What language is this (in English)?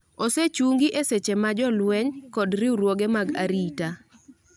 Luo (Kenya and Tanzania)